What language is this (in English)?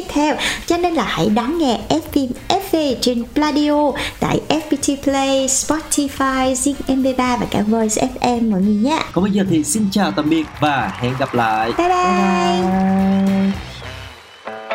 Vietnamese